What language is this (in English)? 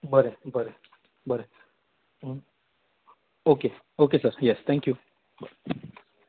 Konkani